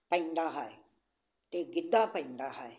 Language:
Punjabi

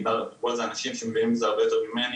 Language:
Hebrew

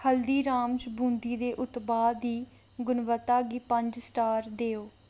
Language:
Dogri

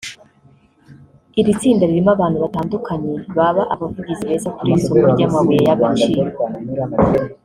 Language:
Kinyarwanda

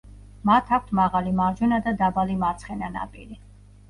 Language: Georgian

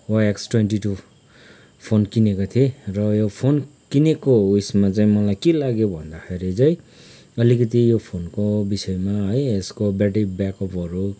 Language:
Nepali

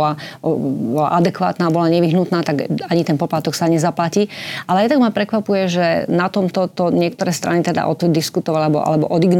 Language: Slovak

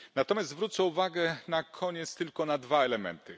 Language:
Polish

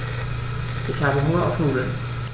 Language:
German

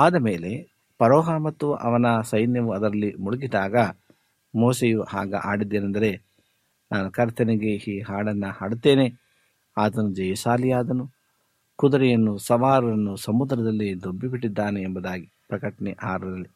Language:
Kannada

